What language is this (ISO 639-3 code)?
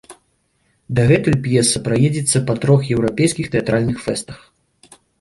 bel